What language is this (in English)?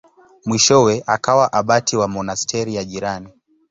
Swahili